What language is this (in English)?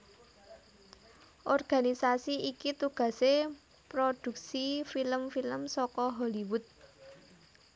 Javanese